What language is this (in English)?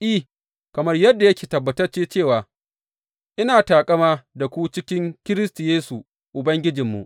Hausa